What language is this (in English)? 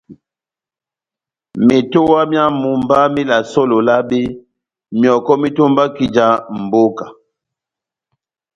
Batanga